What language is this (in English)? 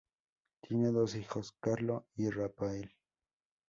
Spanish